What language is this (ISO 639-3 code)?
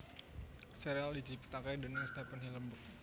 jav